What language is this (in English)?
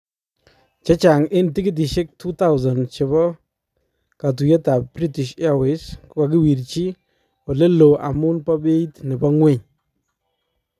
Kalenjin